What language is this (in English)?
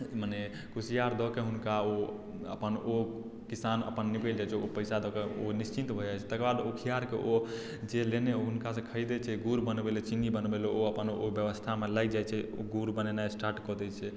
Maithili